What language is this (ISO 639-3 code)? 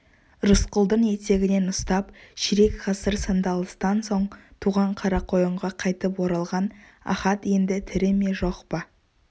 kaz